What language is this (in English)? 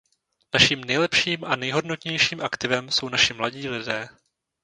Czech